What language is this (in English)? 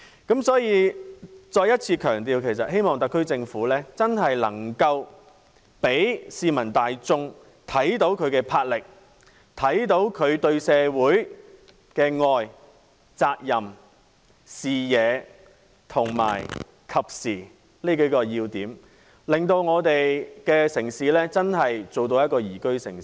Cantonese